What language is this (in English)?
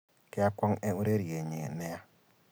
Kalenjin